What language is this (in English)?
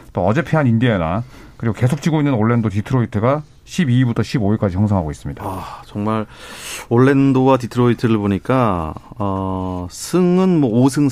Korean